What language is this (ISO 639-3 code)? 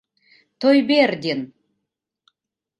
chm